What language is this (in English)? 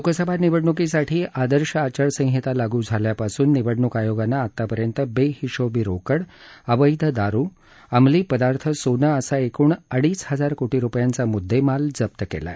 Marathi